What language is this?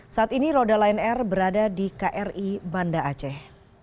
Indonesian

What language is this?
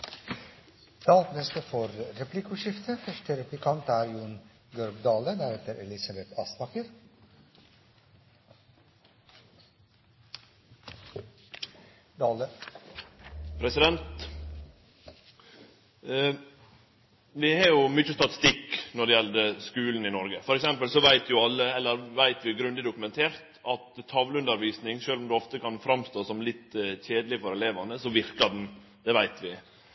Norwegian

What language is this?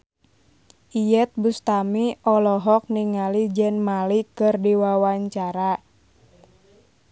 Sundanese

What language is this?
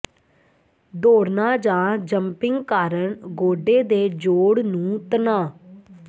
Punjabi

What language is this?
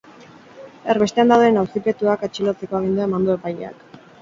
Basque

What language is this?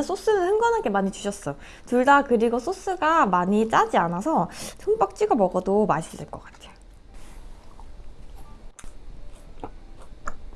Korean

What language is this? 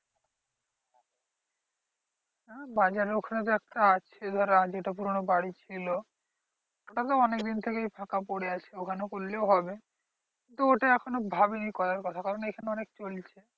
Bangla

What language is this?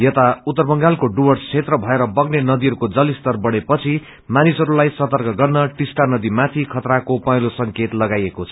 Nepali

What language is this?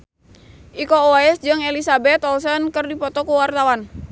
Sundanese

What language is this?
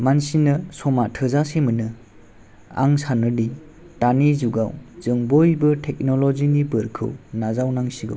Bodo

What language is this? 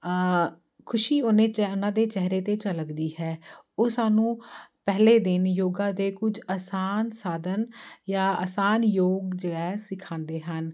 Punjabi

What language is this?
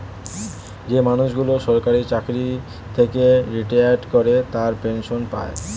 Bangla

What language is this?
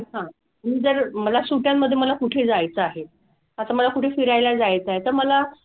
Marathi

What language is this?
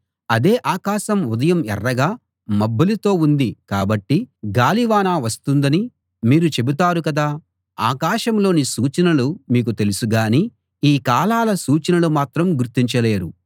Telugu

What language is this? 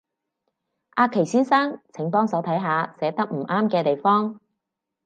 Cantonese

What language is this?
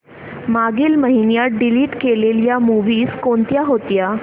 Marathi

